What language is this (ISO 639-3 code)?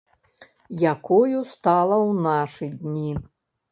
bel